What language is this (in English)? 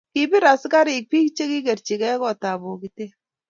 Kalenjin